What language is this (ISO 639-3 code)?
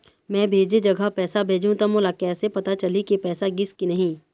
hne